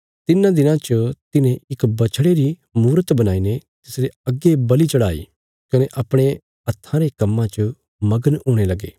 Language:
Bilaspuri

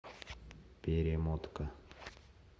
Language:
Russian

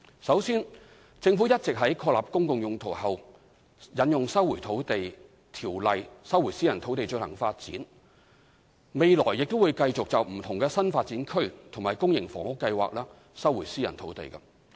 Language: Cantonese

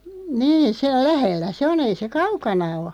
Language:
Finnish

